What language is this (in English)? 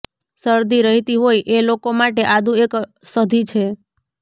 Gujarati